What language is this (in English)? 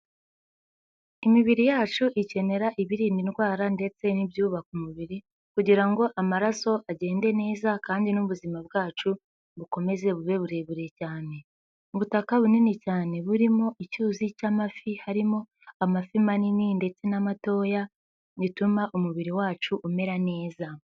Kinyarwanda